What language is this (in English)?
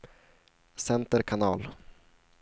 Swedish